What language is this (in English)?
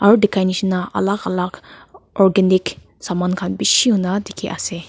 Naga Pidgin